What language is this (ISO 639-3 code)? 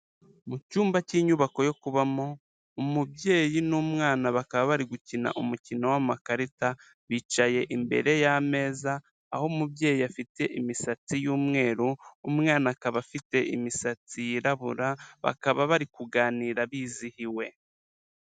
kin